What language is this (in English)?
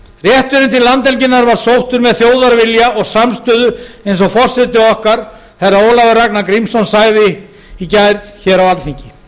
Icelandic